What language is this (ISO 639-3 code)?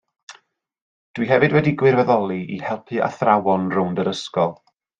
cym